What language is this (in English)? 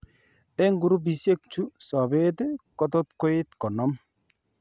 Kalenjin